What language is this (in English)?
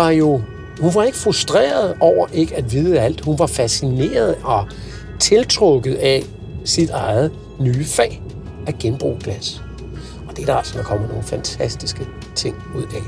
Danish